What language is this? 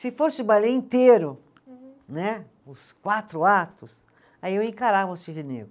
Portuguese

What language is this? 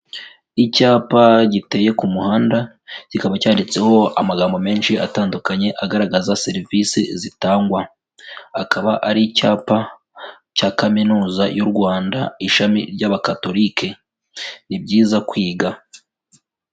Kinyarwanda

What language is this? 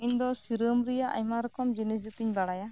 Santali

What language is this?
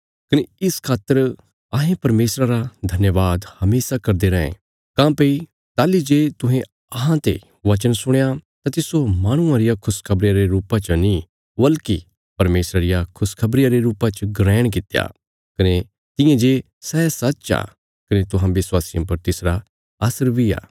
Bilaspuri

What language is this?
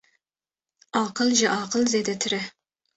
Kurdish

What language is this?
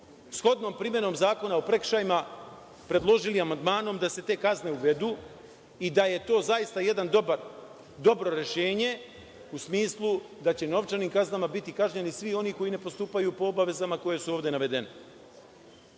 Serbian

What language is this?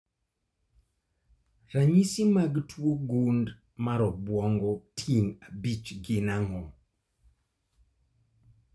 Luo (Kenya and Tanzania)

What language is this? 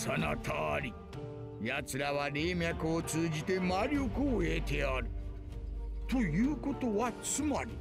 Japanese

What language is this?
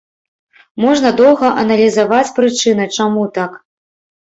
Belarusian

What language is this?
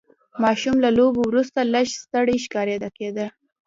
Pashto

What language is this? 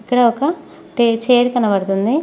Telugu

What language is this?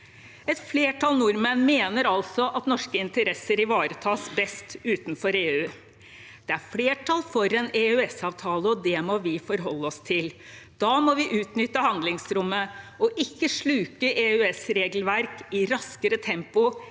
Norwegian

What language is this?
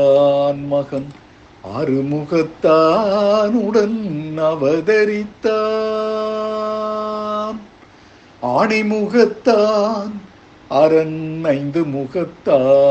Tamil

